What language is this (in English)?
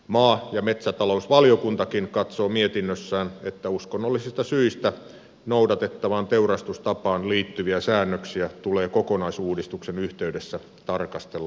Finnish